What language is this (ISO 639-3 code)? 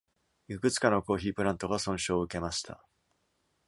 jpn